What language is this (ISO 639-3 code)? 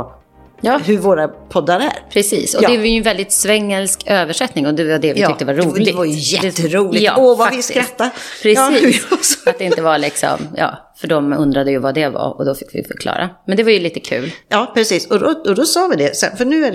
swe